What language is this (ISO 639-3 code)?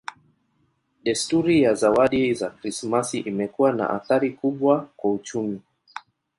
swa